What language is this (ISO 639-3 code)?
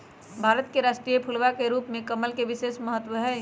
mag